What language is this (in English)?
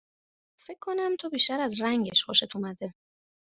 Persian